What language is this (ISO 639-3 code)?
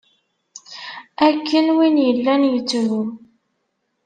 kab